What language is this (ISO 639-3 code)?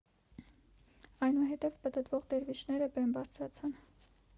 hye